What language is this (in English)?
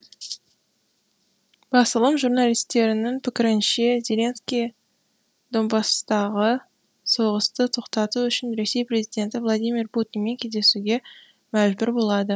Kazakh